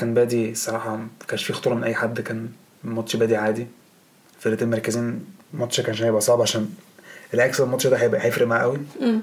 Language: Arabic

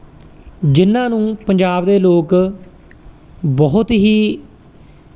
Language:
Punjabi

